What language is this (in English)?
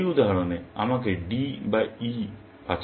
Bangla